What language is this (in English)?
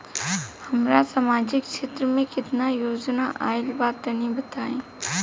Bhojpuri